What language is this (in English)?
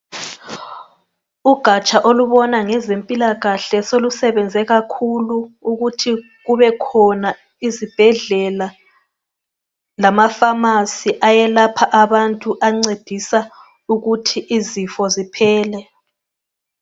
North Ndebele